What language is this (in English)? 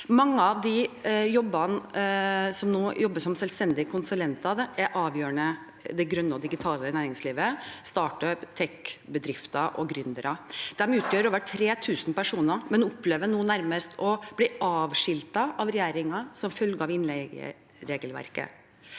Norwegian